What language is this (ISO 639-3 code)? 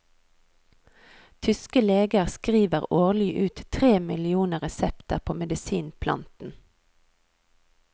nor